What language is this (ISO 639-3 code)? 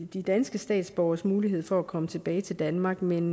dan